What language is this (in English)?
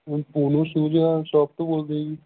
Punjabi